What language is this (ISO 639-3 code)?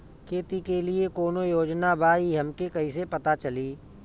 bho